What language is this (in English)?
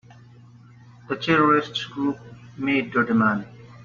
English